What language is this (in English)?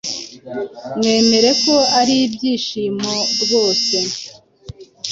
Kinyarwanda